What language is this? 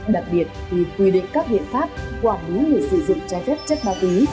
Vietnamese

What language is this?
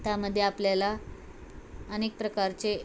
Marathi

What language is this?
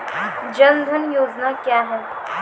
Maithili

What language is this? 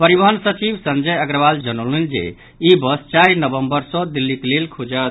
Maithili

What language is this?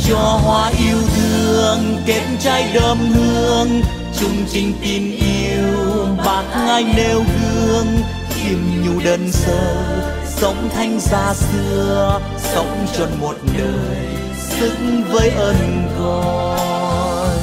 Vietnamese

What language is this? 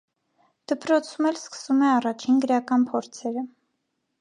Armenian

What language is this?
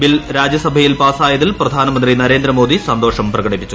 Malayalam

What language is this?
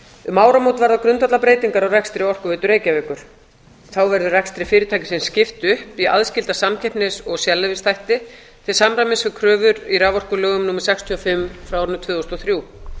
Icelandic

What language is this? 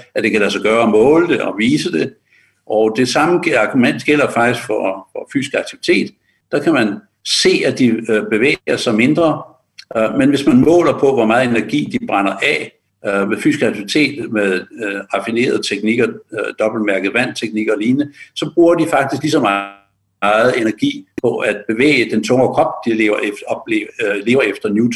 Danish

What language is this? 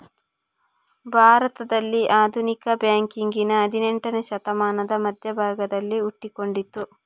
Kannada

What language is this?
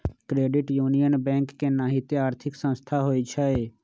Magahi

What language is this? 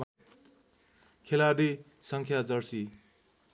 Nepali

